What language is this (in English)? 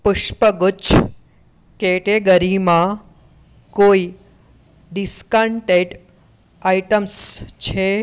Gujarati